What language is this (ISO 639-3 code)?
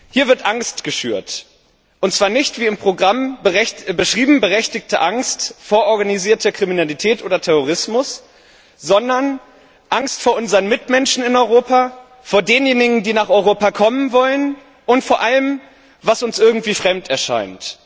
deu